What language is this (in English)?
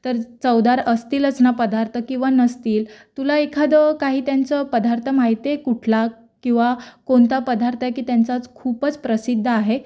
Marathi